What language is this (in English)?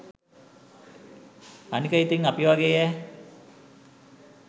Sinhala